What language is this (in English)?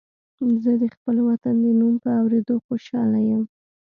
Pashto